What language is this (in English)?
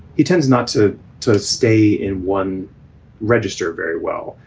English